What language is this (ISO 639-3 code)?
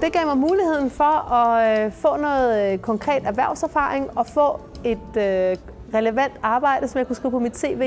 dan